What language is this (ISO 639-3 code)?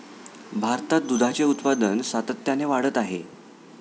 mar